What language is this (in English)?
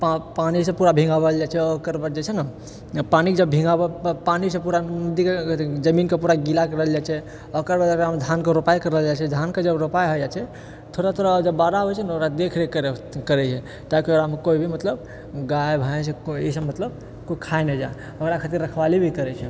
Maithili